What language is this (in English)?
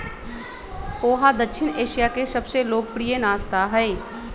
Magahi